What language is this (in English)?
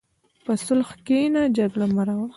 Pashto